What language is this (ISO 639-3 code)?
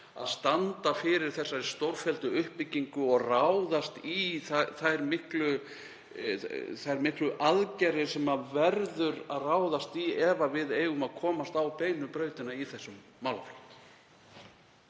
isl